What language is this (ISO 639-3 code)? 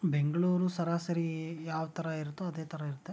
kan